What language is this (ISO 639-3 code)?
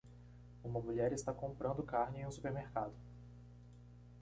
por